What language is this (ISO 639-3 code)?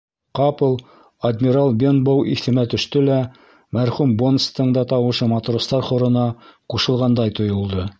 bak